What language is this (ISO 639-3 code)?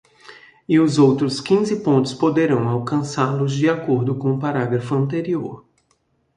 por